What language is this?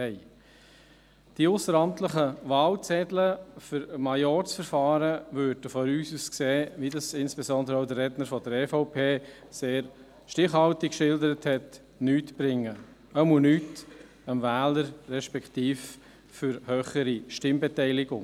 Swiss German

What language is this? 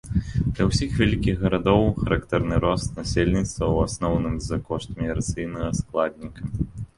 Belarusian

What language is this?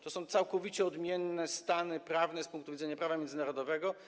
Polish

